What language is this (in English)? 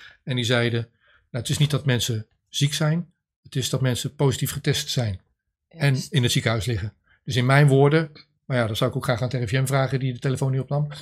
Dutch